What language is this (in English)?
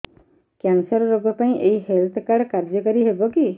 Odia